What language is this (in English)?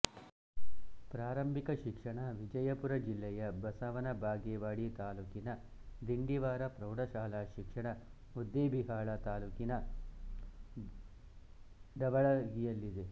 Kannada